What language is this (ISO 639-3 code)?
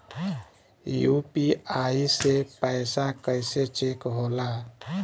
bho